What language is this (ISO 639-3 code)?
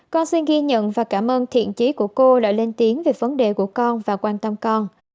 vie